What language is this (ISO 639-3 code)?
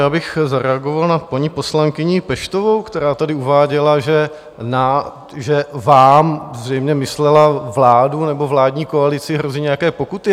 ces